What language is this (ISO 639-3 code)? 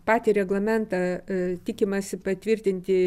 lit